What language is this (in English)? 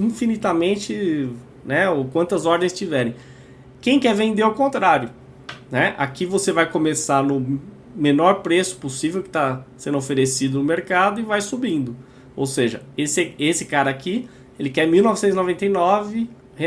Portuguese